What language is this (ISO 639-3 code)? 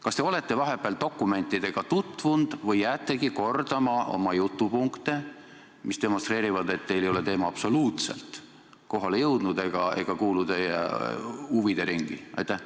est